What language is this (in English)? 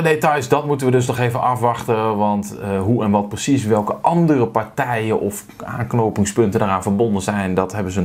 Dutch